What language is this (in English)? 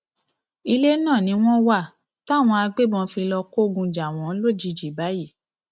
Yoruba